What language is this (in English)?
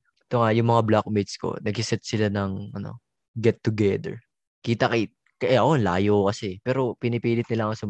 Filipino